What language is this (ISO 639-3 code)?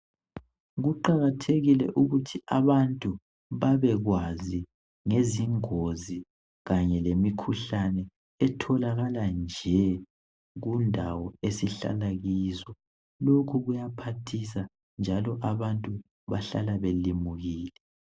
nde